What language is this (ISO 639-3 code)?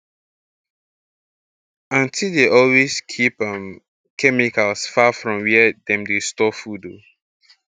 pcm